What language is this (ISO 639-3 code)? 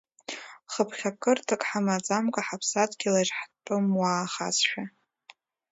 abk